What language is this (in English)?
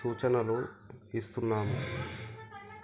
Telugu